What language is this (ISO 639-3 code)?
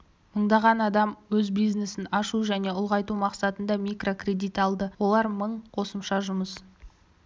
kaz